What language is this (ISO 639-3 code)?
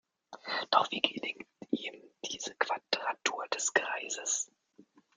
deu